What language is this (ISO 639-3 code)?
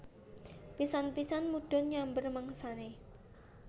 jav